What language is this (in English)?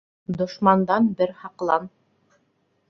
Bashkir